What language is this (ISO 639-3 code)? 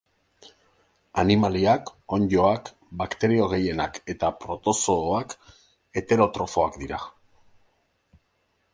eus